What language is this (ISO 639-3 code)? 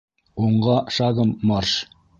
bak